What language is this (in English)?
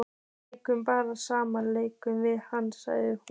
Icelandic